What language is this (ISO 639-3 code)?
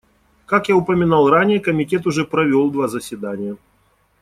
rus